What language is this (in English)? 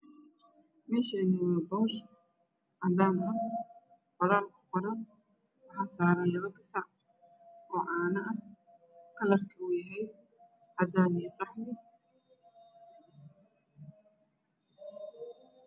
Somali